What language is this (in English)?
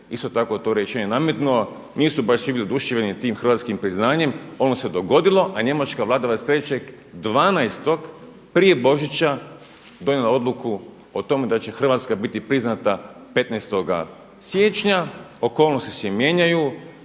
Croatian